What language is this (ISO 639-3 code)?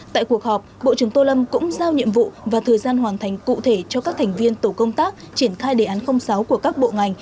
vie